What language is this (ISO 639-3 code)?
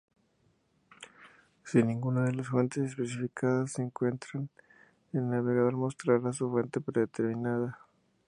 spa